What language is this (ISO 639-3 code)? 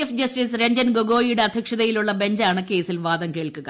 mal